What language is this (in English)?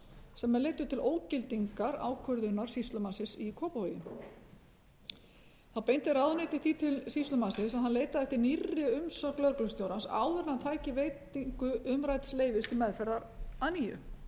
Icelandic